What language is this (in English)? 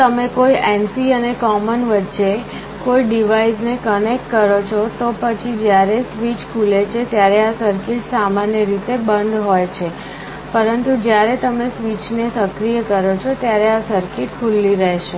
Gujarati